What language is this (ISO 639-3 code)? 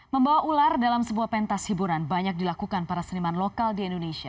ind